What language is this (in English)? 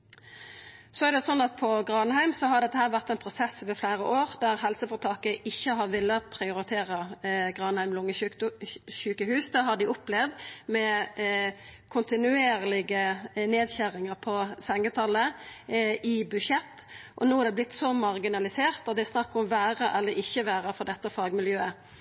Norwegian Nynorsk